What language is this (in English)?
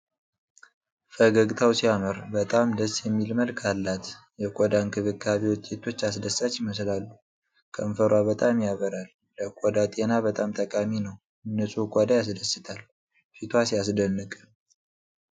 Amharic